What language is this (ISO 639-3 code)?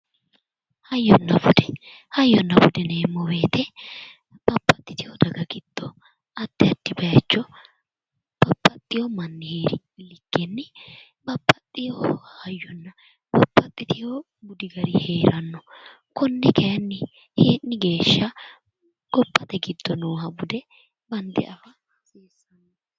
sid